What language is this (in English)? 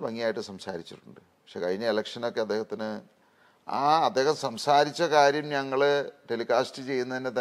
Malayalam